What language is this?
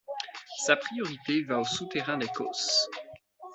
French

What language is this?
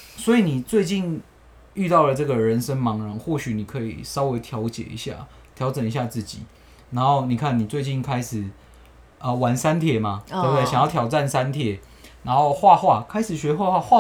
Chinese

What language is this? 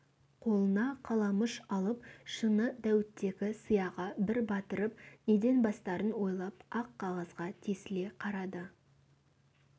Kazakh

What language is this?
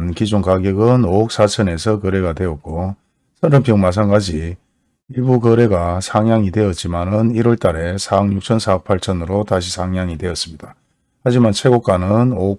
Korean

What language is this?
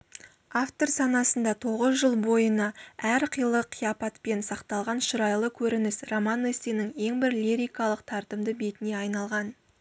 Kazakh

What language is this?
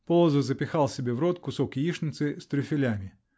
Russian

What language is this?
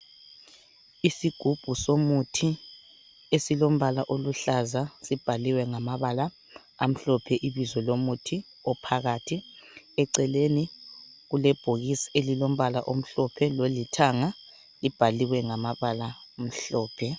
North Ndebele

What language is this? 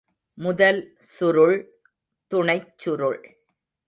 Tamil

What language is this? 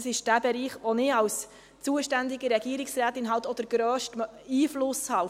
Swiss German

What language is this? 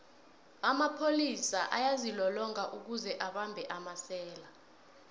South Ndebele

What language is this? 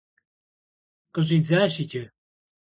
Kabardian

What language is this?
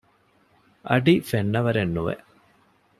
Divehi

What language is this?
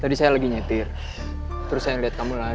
Indonesian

